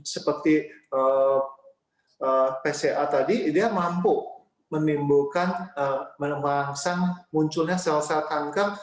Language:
Indonesian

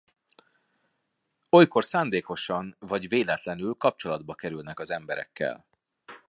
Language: Hungarian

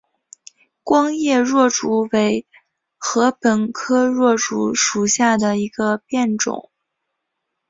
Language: Chinese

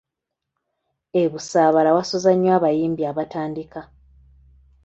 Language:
Ganda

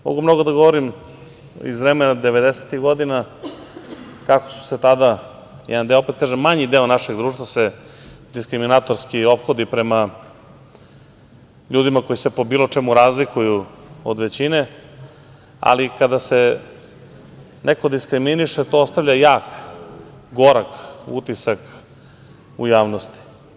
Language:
Serbian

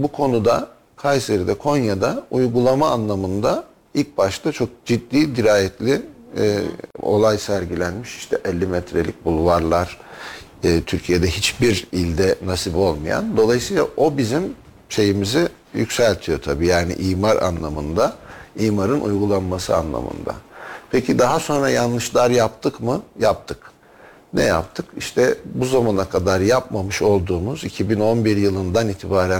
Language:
Turkish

